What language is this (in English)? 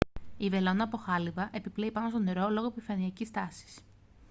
Greek